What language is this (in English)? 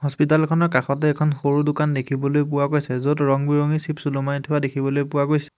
Assamese